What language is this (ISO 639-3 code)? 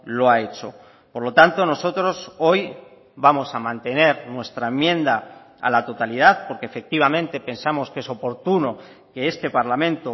spa